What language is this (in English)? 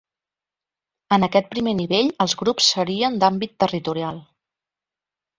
Catalan